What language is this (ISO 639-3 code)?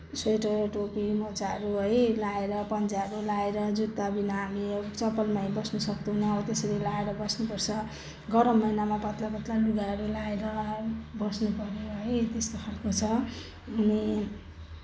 nep